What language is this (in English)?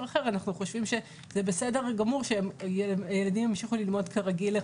Hebrew